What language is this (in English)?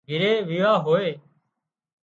Wadiyara Koli